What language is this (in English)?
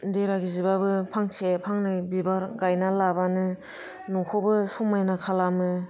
Bodo